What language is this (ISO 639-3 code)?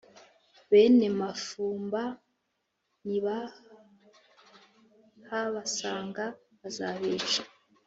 kin